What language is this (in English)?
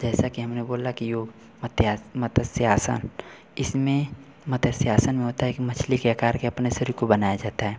Hindi